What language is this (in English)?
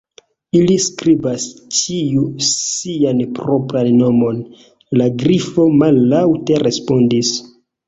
Esperanto